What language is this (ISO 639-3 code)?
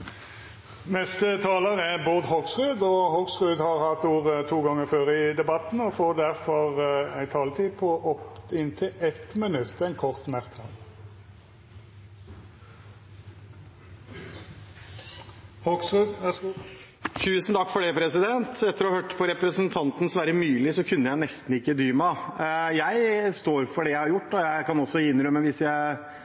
nor